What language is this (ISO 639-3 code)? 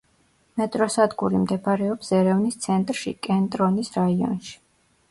kat